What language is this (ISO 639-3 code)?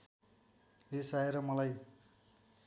nep